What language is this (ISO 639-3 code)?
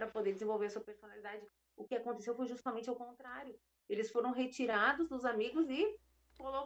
por